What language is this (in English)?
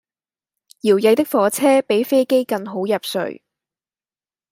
Cantonese